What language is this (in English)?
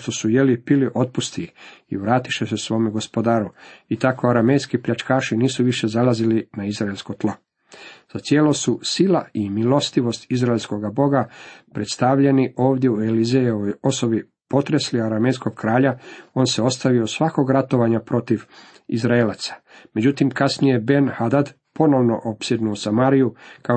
Croatian